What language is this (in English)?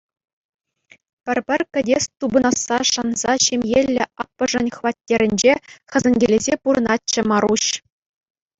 Chuvash